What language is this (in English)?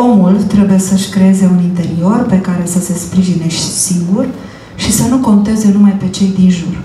Romanian